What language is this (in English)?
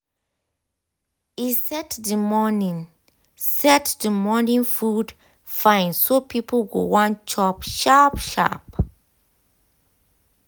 Nigerian Pidgin